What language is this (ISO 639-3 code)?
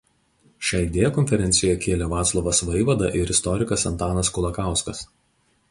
lit